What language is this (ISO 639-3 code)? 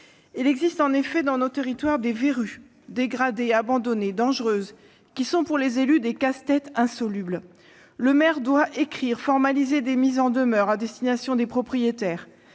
fra